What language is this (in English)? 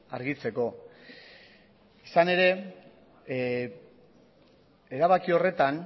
Basque